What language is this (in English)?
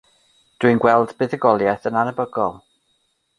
Welsh